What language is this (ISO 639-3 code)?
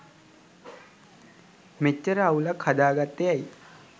sin